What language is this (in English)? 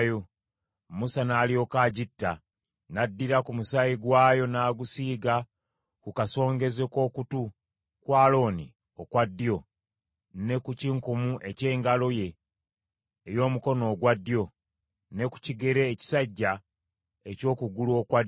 Ganda